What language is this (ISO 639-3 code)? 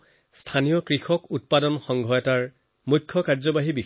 asm